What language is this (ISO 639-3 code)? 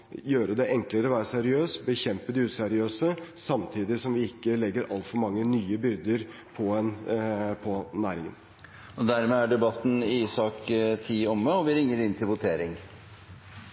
nob